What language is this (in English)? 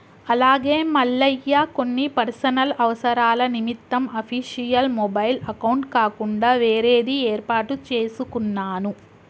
Telugu